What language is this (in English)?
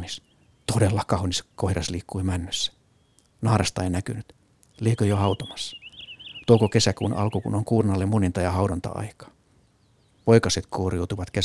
Finnish